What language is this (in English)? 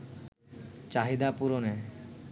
Bangla